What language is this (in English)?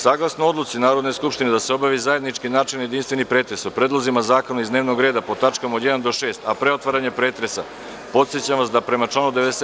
Serbian